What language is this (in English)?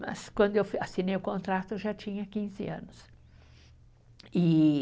Portuguese